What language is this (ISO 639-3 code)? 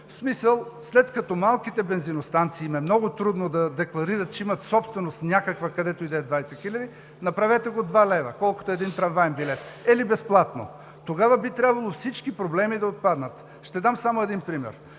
bul